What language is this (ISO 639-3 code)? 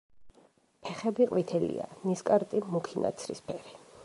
kat